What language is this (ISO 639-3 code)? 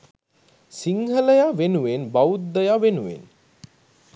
sin